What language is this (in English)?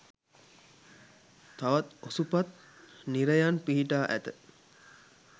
Sinhala